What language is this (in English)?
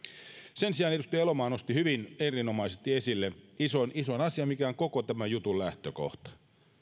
Finnish